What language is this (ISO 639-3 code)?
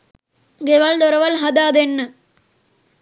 sin